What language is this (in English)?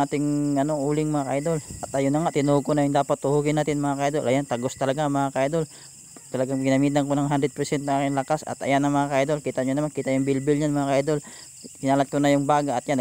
Filipino